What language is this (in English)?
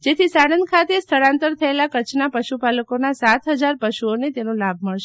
Gujarati